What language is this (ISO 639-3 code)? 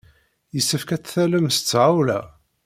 kab